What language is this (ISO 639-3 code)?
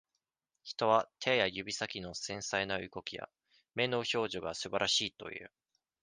jpn